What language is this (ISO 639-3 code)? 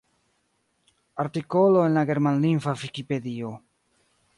epo